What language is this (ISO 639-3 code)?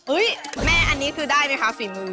tha